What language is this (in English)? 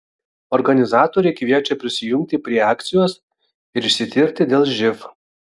Lithuanian